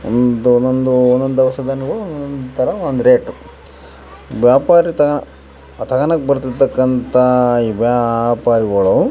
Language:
Kannada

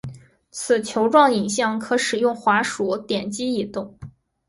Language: Chinese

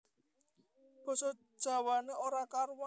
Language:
Javanese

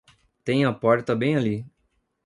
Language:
Portuguese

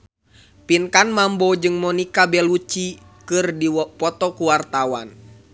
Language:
Sundanese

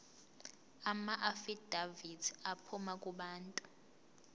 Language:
Zulu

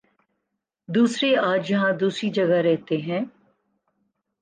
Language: Urdu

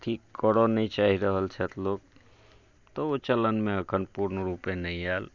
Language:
Maithili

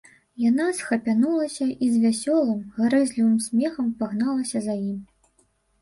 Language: Belarusian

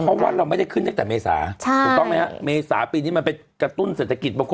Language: Thai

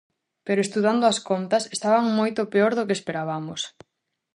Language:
Galician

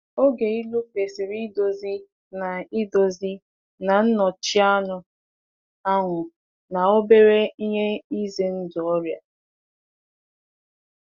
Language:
Igbo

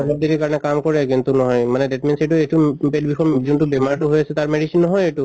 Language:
Assamese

